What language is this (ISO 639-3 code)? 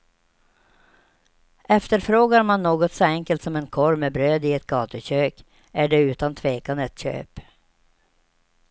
swe